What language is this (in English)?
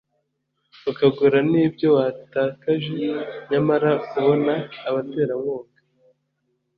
Kinyarwanda